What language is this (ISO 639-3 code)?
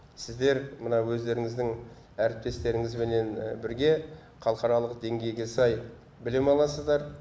kaz